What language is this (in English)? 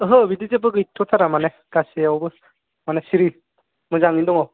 Bodo